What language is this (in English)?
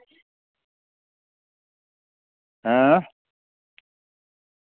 Dogri